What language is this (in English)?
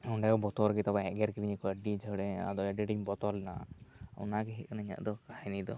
Santali